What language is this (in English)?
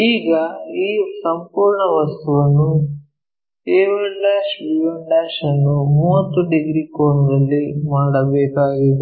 Kannada